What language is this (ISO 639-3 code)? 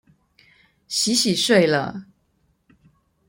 zho